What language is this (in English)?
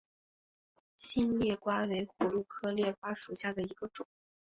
Chinese